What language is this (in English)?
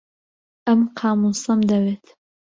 Central Kurdish